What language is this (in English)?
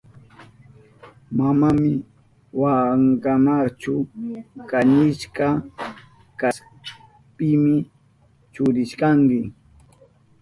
Southern Pastaza Quechua